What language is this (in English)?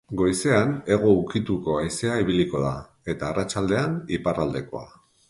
Basque